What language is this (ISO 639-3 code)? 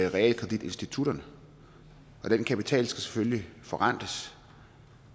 dan